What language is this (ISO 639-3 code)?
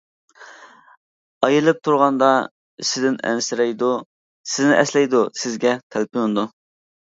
uig